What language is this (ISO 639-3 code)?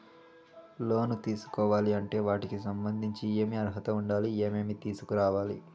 tel